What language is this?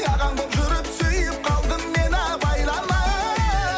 Kazakh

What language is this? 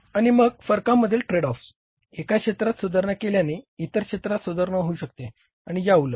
Marathi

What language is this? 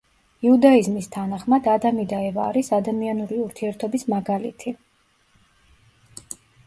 Georgian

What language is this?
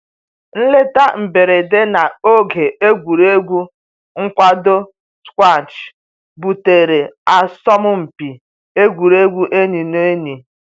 Igbo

